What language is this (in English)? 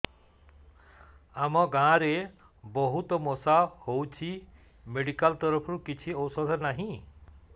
Odia